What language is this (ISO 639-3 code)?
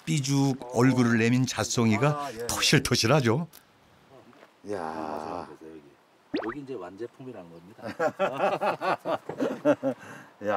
kor